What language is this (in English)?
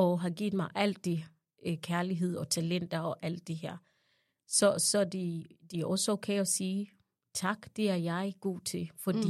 Danish